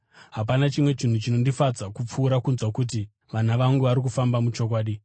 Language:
Shona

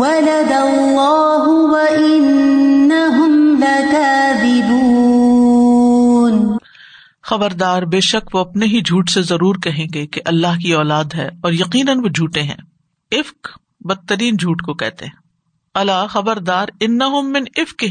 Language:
Urdu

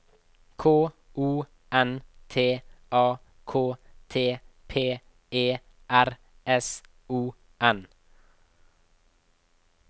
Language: Norwegian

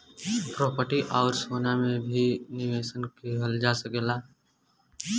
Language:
Bhojpuri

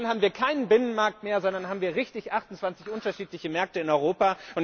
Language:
German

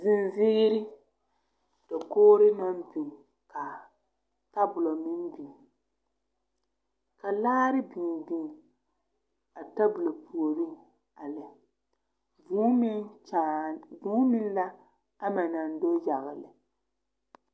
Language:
Southern Dagaare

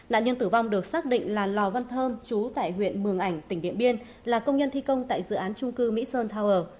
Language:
Vietnamese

